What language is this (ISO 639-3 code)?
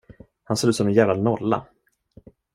swe